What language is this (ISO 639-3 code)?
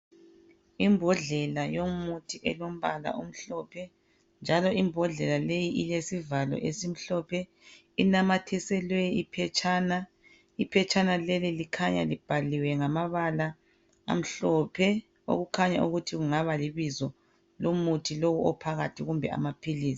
nde